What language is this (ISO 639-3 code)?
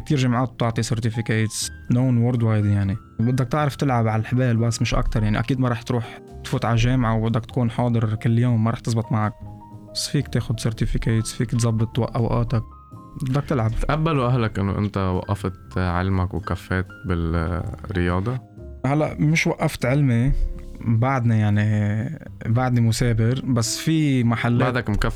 ara